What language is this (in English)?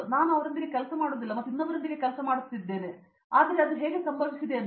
Kannada